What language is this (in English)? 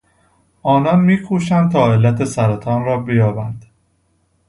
Persian